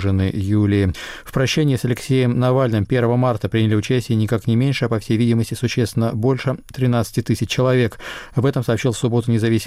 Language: Russian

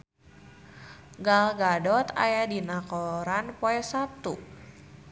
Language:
Sundanese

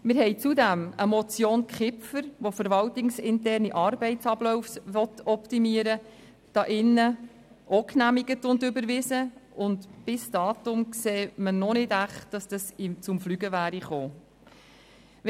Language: Swiss German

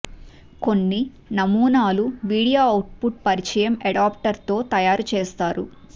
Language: Telugu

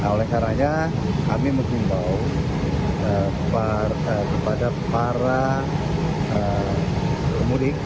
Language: Indonesian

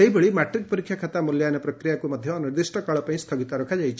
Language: Odia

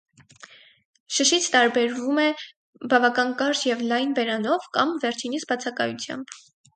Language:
Armenian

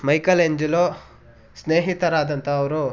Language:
Kannada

